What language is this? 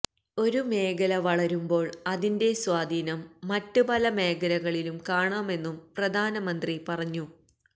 Malayalam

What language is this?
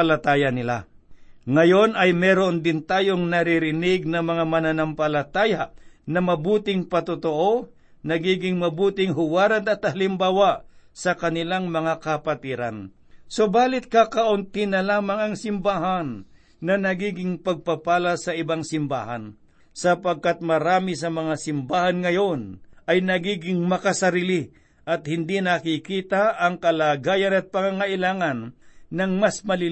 Filipino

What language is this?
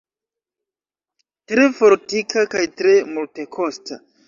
Esperanto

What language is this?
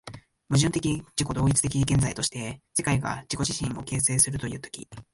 Japanese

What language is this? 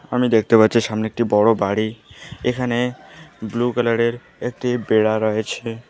Bangla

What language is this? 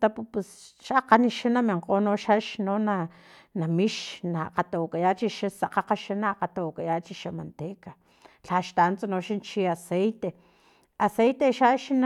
Filomena Mata-Coahuitlán Totonac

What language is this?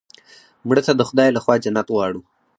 Pashto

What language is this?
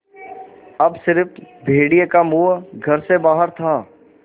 Hindi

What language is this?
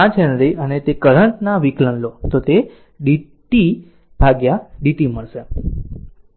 Gujarati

